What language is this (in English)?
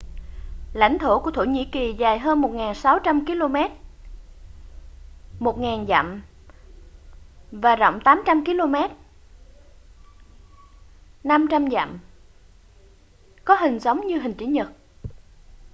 Vietnamese